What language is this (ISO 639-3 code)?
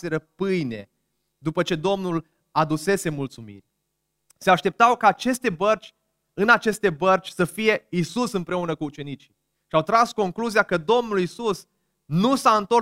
ron